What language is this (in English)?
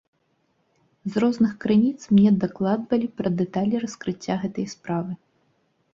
Belarusian